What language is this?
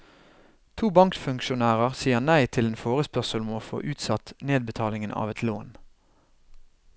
Norwegian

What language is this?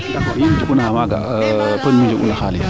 Serer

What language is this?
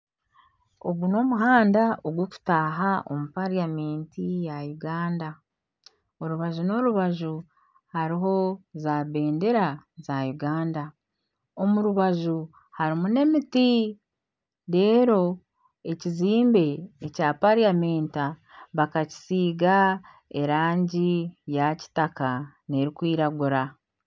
Nyankole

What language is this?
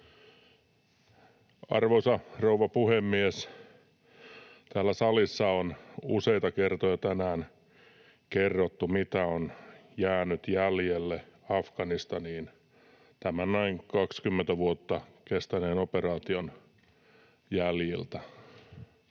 Finnish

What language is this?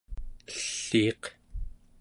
Central Yupik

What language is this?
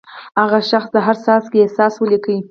Pashto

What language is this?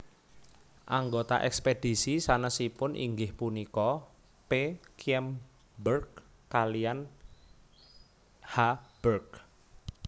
Javanese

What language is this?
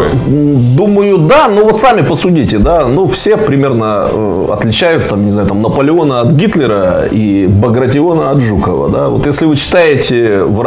Russian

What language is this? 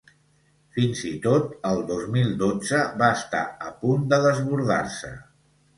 Catalan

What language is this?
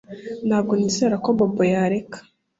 Kinyarwanda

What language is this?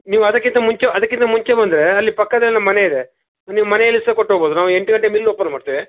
Kannada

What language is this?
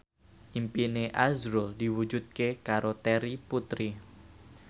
Javanese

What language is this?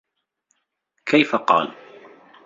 Arabic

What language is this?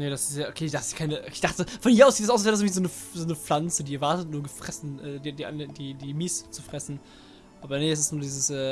German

